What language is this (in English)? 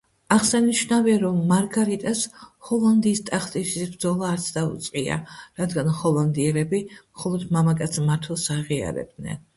Georgian